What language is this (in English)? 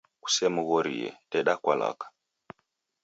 Taita